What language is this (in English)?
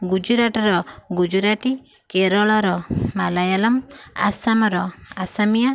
Odia